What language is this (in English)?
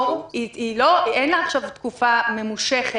Hebrew